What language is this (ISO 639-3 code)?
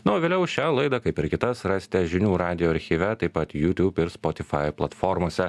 lit